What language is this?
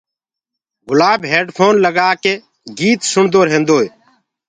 Gurgula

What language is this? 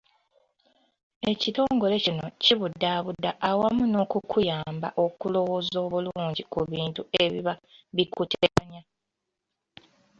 Ganda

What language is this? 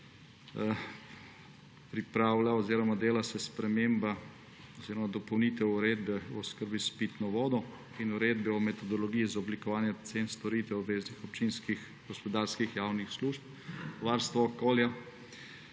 Slovenian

